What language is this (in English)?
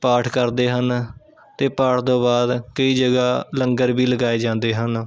Punjabi